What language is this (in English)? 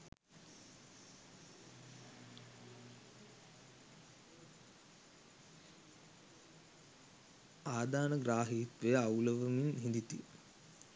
Sinhala